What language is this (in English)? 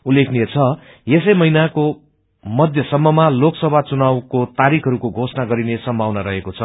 Nepali